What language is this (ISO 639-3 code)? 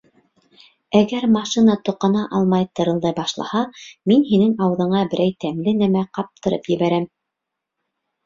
bak